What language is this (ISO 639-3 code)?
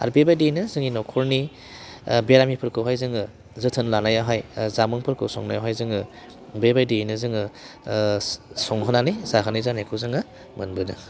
brx